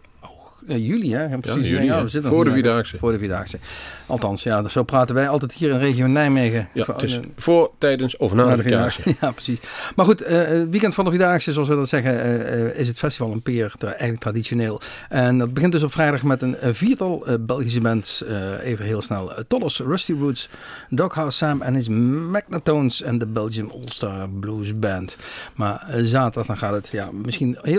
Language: Dutch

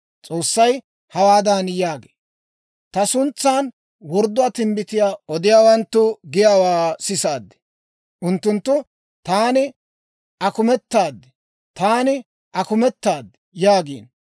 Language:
Dawro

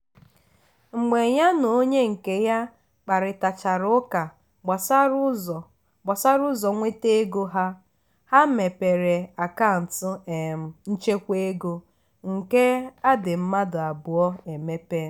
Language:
Igbo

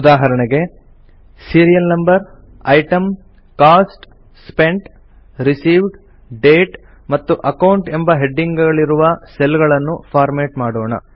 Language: Kannada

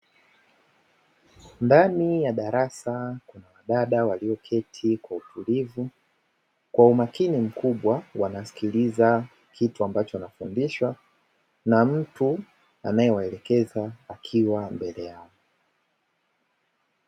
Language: Swahili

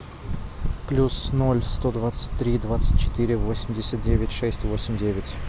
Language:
Russian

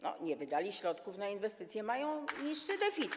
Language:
Polish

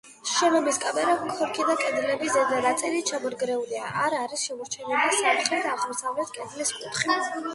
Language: Georgian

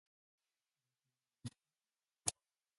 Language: English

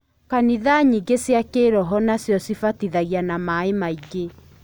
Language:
Kikuyu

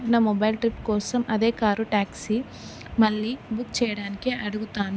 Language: Telugu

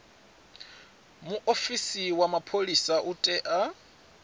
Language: Venda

